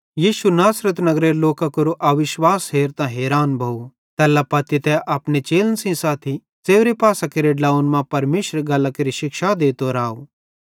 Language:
Bhadrawahi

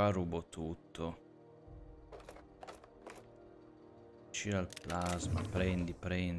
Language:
Italian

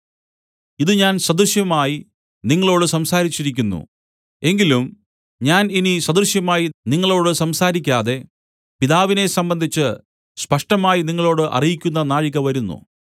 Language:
Malayalam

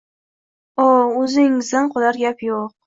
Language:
Uzbek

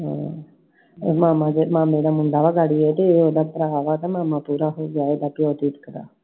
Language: Punjabi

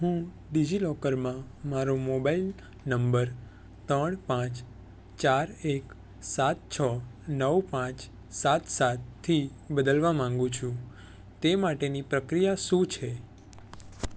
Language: Gujarati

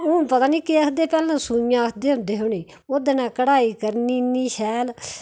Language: Dogri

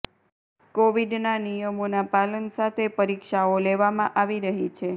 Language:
Gujarati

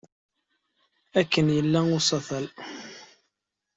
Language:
Kabyle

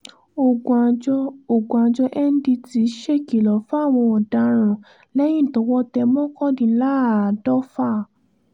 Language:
Yoruba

